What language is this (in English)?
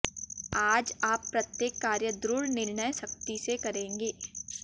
Hindi